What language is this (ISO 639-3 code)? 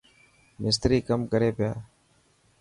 mki